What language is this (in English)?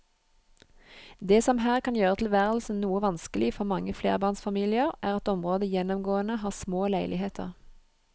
Norwegian